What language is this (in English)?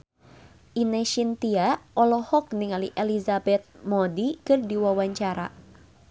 Sundanese